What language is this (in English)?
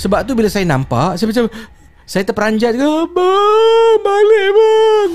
Malay